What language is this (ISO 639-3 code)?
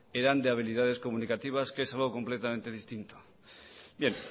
spa